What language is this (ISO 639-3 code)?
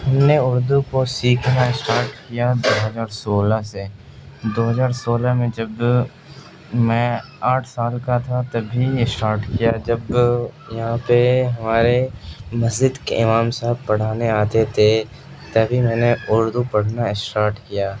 urd